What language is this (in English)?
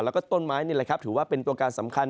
Thai